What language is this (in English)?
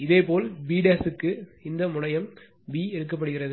Tamil